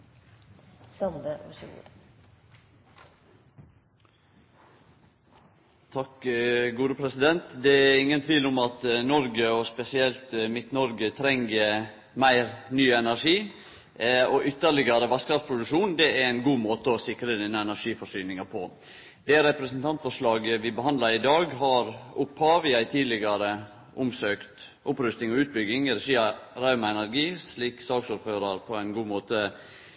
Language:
Norwegian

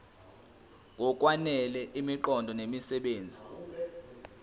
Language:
Zulu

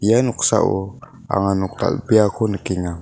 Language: Garo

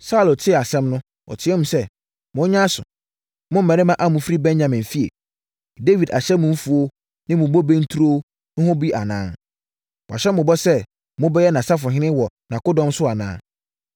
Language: Akan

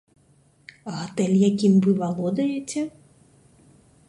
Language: Belarusian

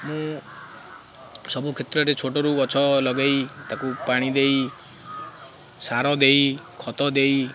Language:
Odia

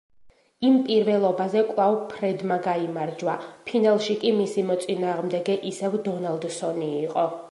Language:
Georgian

